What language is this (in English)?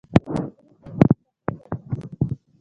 Pashto